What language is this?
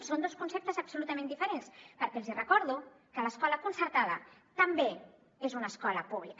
Catalan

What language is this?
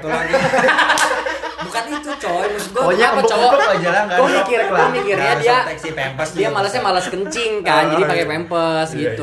Indonesian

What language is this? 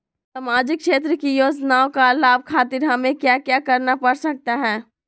Magahi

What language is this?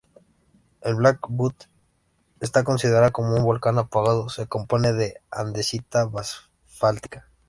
Spanish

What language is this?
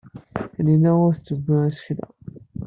Kabyle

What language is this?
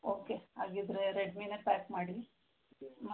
Kannada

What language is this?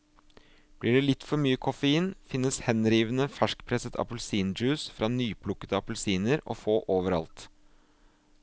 Norwegian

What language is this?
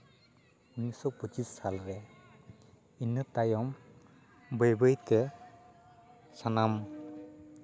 Santali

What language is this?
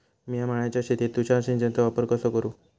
Marathi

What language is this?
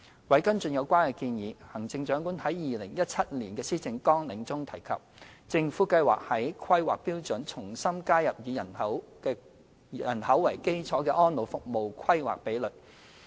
Cantonese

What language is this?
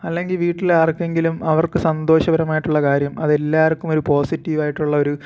Malayalam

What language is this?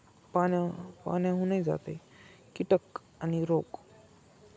Marathi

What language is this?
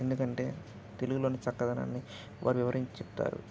Telugu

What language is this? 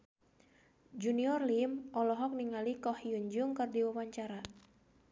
Sundanese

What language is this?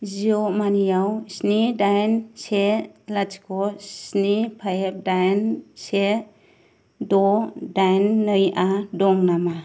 Bodo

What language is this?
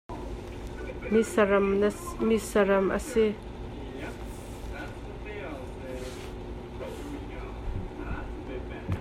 Hakha Chin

